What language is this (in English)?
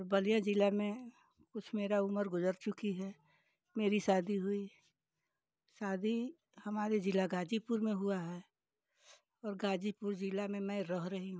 Hindi